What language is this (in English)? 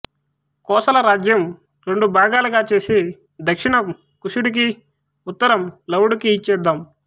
Telugu